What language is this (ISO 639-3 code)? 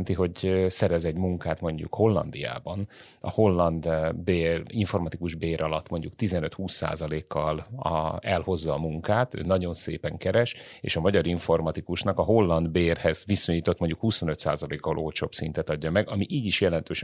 hun